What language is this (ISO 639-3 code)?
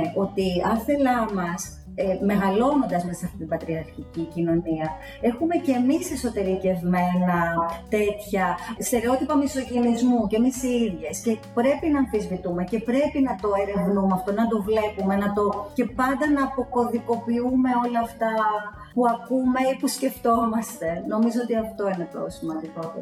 ell